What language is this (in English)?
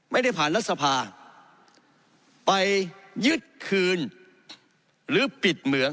Thai